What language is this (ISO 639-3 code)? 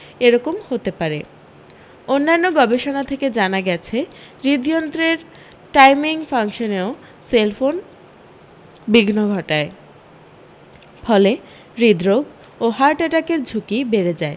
ben